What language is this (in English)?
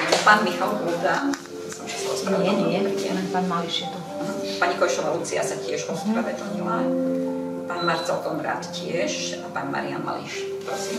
Slovak